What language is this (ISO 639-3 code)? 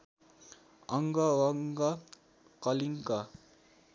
nep